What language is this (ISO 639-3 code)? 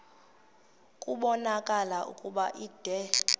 xho